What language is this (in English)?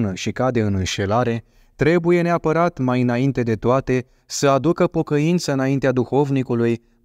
Romanian